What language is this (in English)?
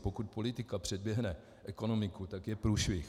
Czech